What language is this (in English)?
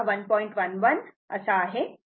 Marathi